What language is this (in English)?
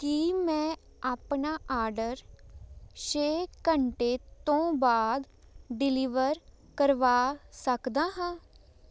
Punjabi